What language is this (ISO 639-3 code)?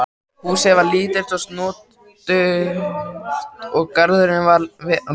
isl